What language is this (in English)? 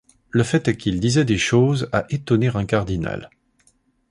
French